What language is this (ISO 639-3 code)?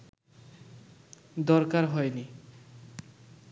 ben